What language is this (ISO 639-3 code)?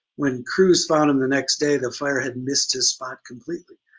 eng